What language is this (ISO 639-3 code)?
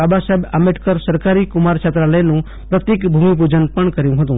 guj